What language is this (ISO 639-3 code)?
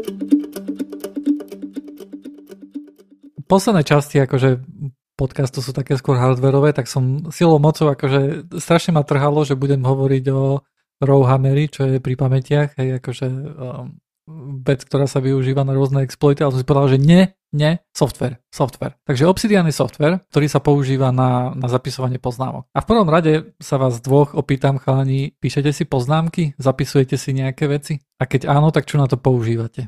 slk